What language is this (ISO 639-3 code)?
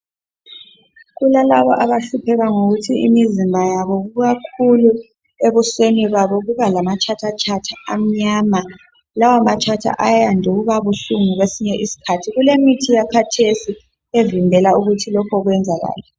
nde